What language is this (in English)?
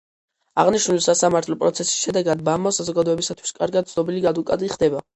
Georgian